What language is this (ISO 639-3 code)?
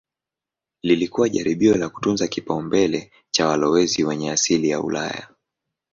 swa